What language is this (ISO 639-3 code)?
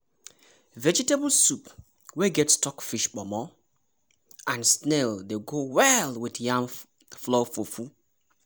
pcm